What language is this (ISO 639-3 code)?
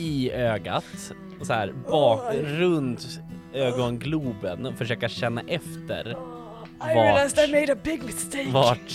swe